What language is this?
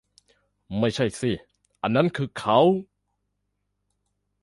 Thai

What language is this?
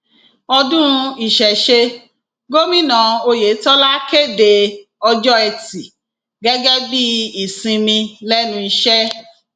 Yoruba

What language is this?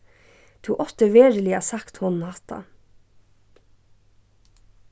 Faroese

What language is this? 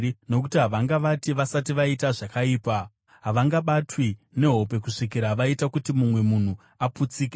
Shona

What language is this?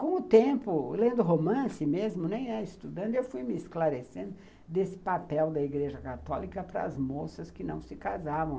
Portuguese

